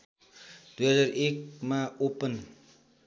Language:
Nepali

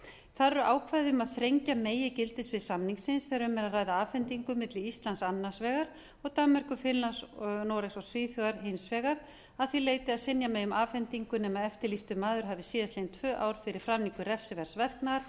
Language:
Icelandic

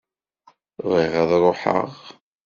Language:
Kabyle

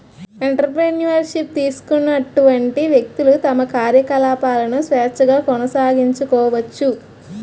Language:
Telugu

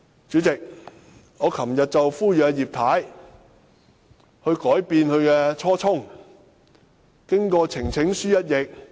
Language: Cantonese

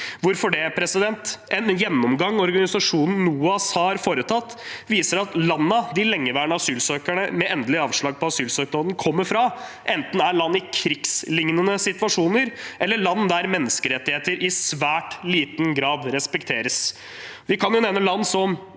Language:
Norwegian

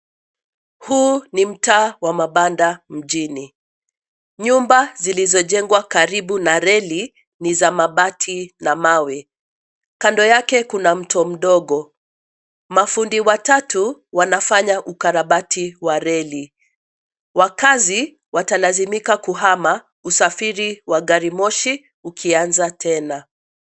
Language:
Swahili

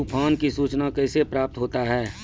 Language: Maithili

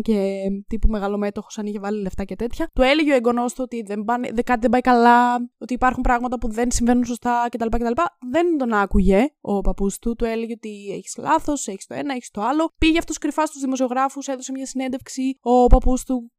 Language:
Greek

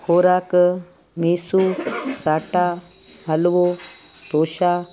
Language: Sindhi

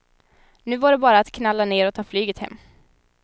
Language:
Swedish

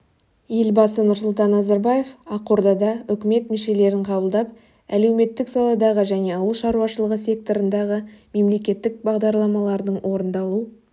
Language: Kazakh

